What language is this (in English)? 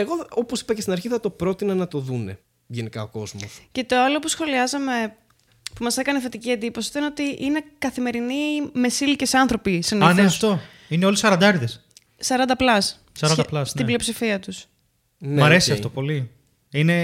Greek